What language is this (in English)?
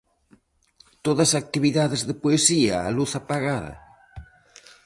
Galician